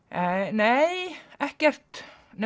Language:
Icelandic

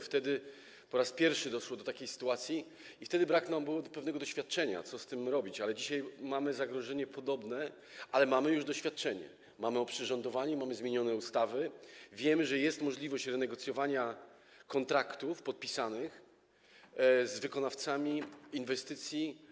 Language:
Polish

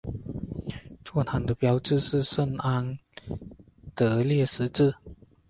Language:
Chinese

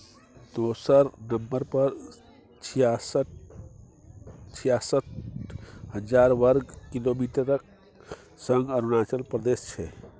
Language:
Maithili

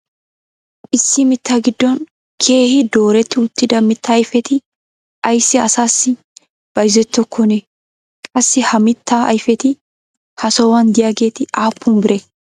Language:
Wolaytta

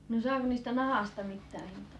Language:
Finnish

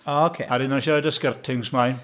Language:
Welsh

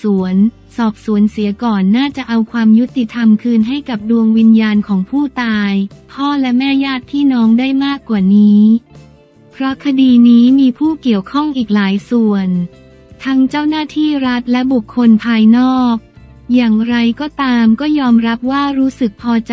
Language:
Thai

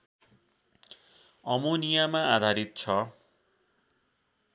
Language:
Nepali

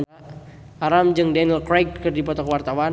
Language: Sundanese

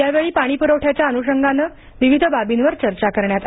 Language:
Marathi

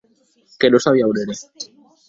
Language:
Occitan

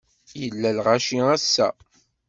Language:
Kabyle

